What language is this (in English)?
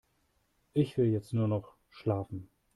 German